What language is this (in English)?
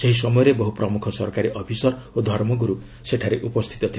Odia